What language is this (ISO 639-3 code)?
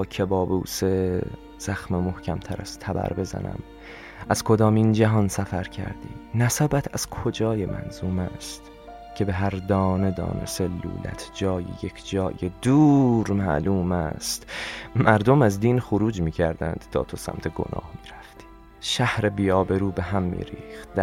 fas